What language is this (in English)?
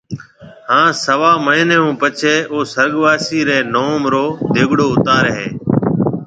Marwari (Pakistan)